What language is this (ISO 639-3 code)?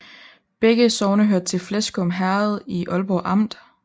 dan